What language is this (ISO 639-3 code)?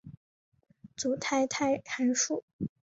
zho